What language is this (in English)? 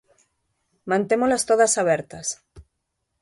Galician